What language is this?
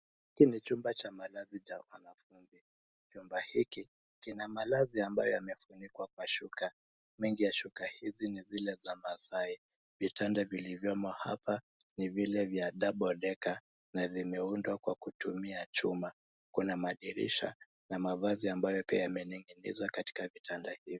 Swahili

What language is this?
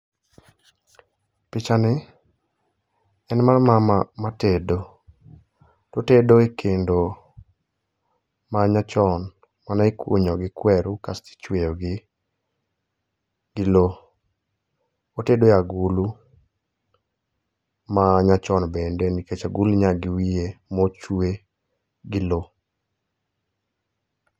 Luo (Kenya and Tanzania)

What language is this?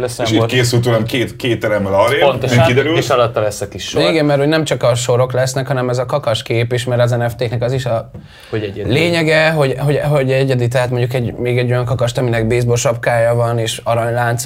Hungarian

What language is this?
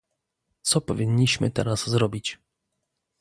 Polish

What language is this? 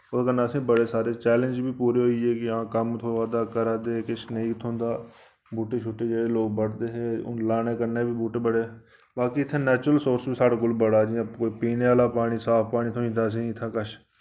Dogri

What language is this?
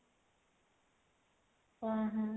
Odia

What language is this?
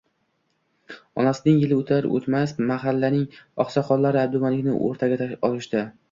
Uzbek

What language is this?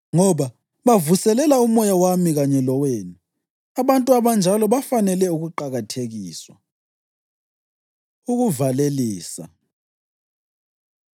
North Ndebele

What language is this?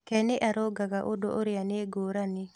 Kikuyu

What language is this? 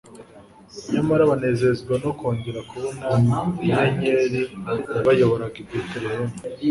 Kinyarwanda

